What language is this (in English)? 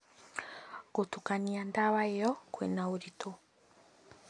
Kikuyu